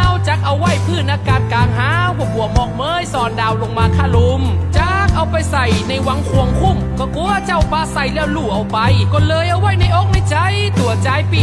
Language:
Thai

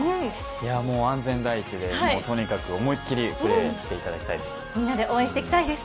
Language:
Japanese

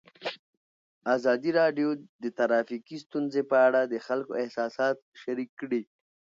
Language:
Pashto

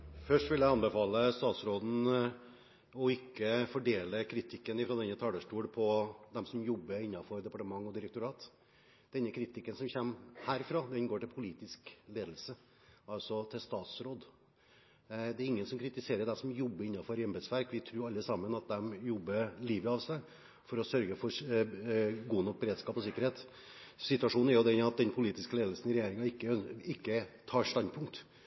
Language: Norwegian Bokmål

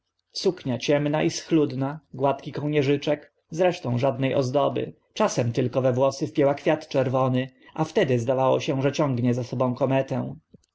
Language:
Polish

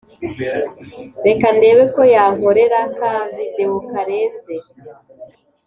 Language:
Kinyarwanda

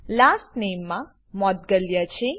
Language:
Gujarati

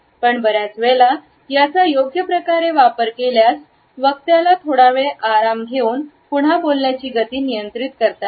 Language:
Marathi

